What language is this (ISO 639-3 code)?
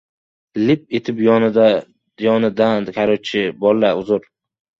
uzb